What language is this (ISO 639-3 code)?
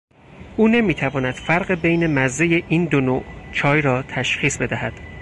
fas